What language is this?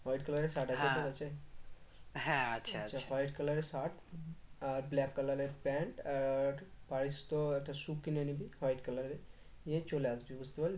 Bangla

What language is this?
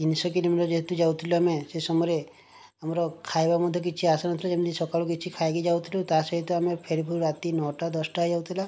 Odia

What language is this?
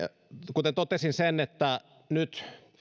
Finnish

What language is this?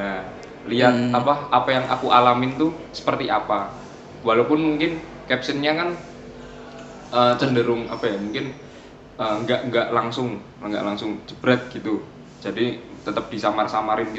Indonesian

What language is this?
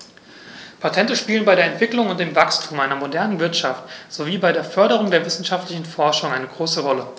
German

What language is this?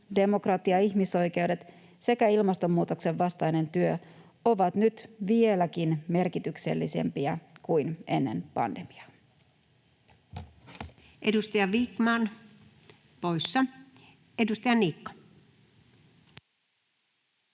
Finnish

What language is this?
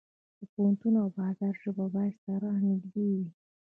Pashto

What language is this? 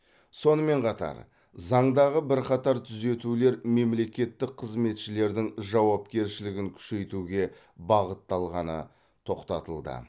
Kazakh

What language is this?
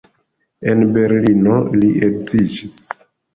Esperanto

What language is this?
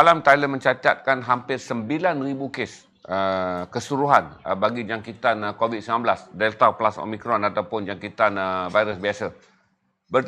Malay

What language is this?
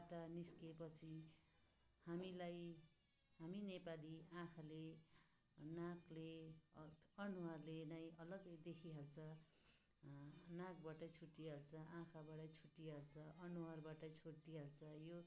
Nepali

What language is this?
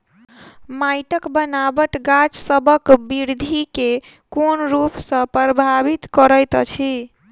Maithili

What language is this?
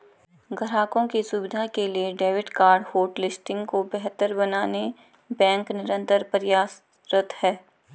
Hindi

